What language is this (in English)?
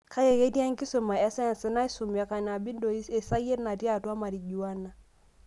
Masai